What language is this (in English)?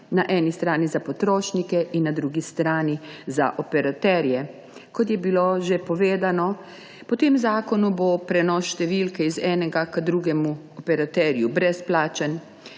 Slovenian